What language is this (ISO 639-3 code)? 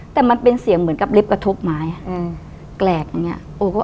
tha